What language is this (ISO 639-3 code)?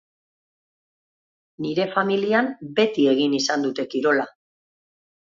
eus